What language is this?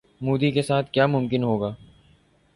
Urdu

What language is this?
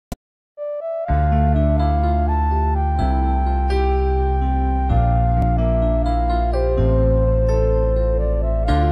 Indonesian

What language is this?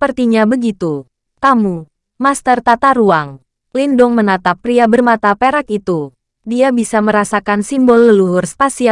Indonesian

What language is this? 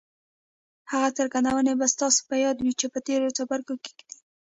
Pashto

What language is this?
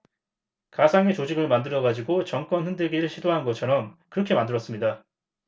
Korean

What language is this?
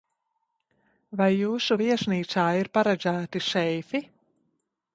Latvian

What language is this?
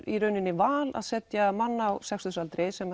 Icelandic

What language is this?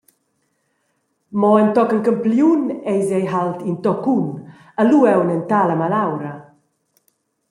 Romansh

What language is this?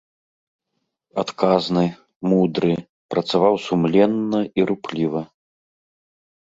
Belarusian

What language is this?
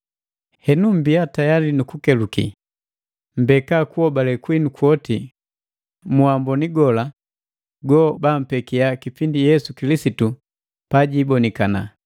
Matengo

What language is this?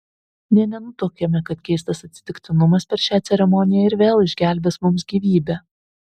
Lithuanian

